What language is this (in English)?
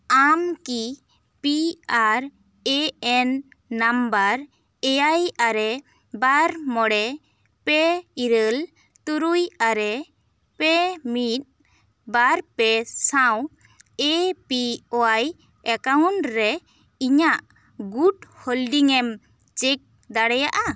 Santali